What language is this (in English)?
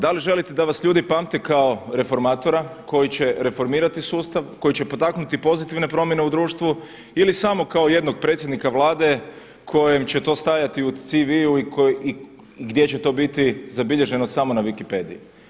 Croatian